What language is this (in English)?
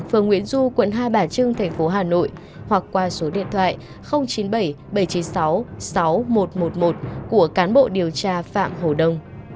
Vietnamese